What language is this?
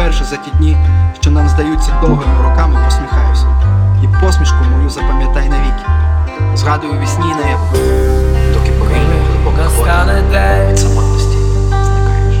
Ukrainian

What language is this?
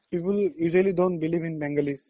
Assamese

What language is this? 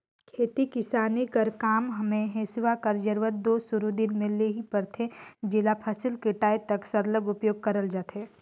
Chhattisgarhi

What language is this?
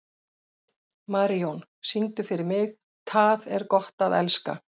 Icelandic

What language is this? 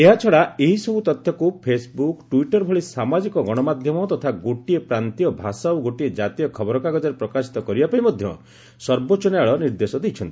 Odia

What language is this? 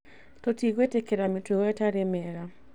Kikuyu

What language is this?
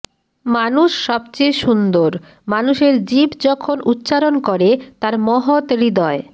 Bangla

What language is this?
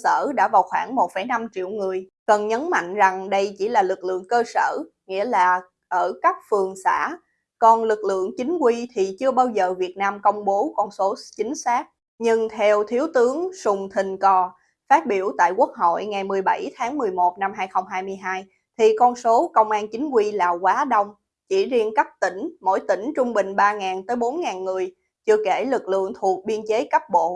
Vietnamese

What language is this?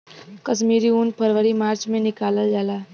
Bhojpuri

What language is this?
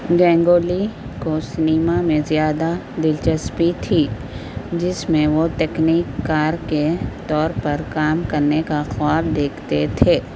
Urdu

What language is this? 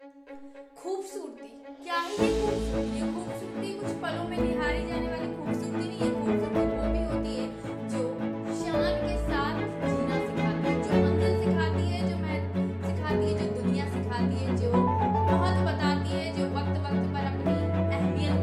Hindi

